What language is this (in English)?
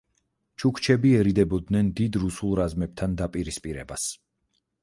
Georgian